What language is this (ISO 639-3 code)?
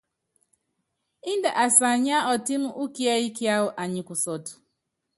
yav